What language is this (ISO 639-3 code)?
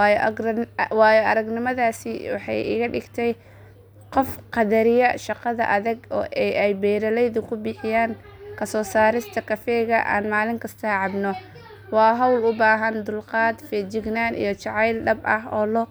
som